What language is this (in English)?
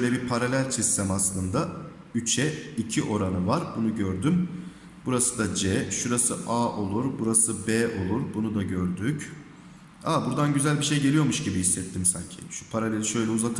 Turkish